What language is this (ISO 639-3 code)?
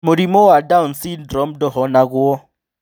kik